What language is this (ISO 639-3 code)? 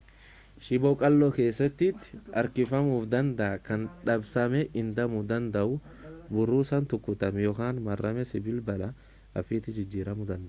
orm